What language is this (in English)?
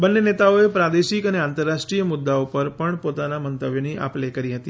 Gujarati